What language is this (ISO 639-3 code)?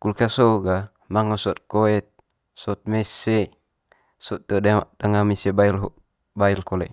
mqy